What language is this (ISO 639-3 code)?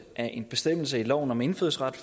dan